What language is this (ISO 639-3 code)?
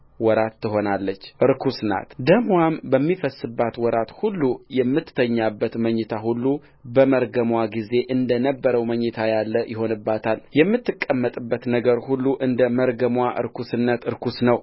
amh